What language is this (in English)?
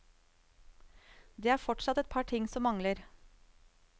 Norwegian